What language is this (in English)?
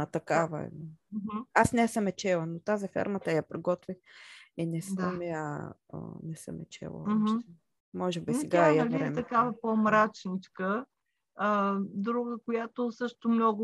Bulgarian